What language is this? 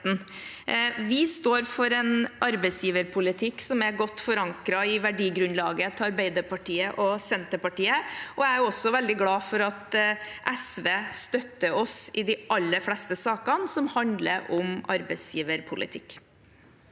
Norwegian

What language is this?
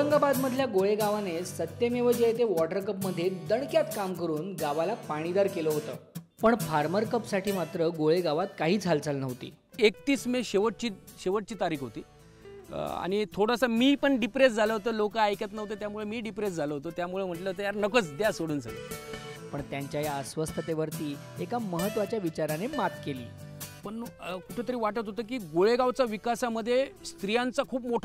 Hindi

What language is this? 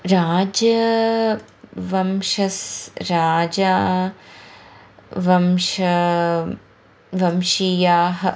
Sanskrit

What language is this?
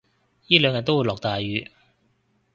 Cantonese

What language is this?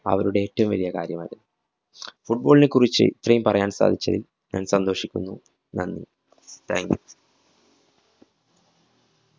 Malayalam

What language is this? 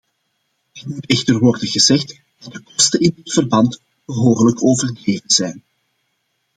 Dutch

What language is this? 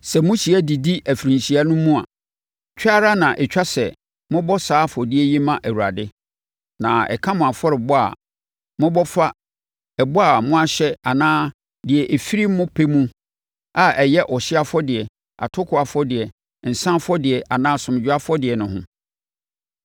Akan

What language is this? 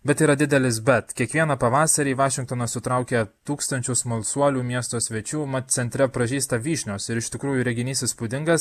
Lithuanian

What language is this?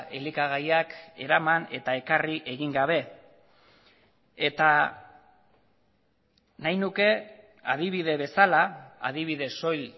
Basque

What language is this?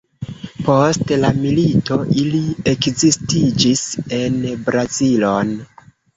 Esperanto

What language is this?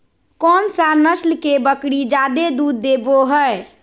Magahi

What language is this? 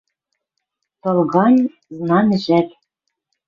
Western Mari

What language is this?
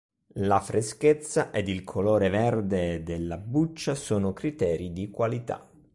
Italian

